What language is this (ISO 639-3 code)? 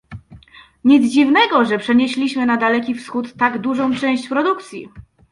pol